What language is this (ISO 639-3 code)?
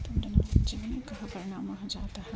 san